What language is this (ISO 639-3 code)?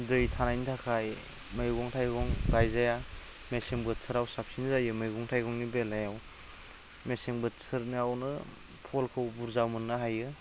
brx